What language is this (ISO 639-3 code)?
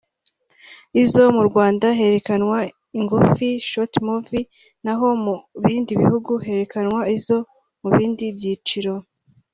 kin